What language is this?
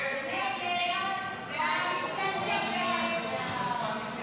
Hebrew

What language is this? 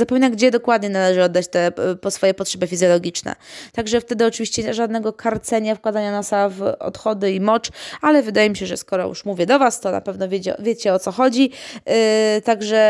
Polish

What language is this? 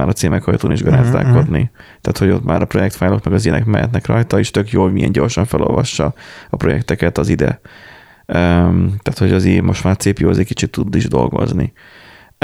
Hungarian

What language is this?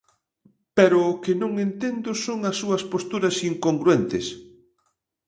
Galician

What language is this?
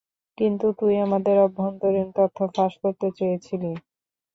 Bangla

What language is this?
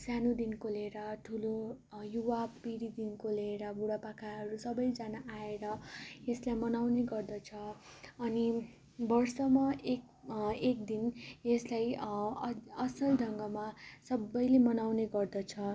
Nepali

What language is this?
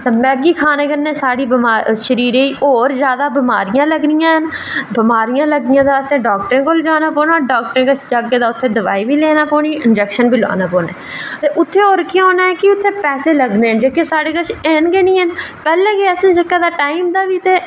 Dogri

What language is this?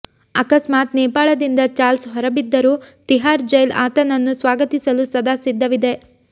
Kannada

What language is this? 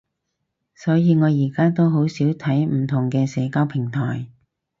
Cantonese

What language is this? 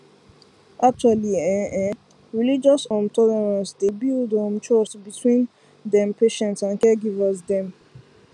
Nigerian Pidgin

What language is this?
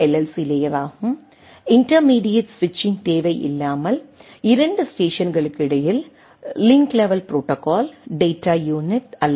Tamil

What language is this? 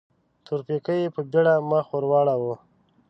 Pashto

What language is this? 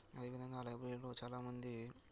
Telugu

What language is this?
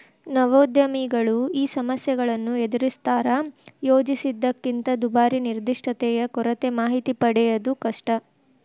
Kannada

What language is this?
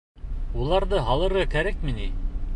Bashkir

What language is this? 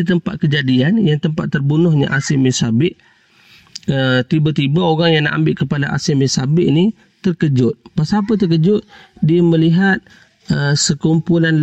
Malay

